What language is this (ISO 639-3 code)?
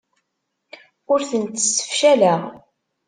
kab